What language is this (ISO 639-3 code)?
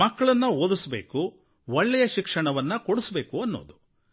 kan